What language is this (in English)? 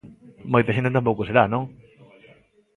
Galician